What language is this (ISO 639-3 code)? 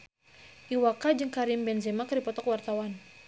sun